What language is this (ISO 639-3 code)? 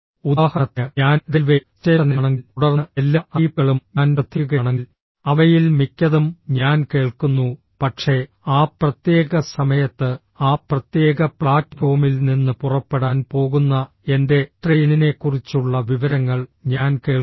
mal